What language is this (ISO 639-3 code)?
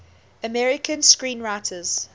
eng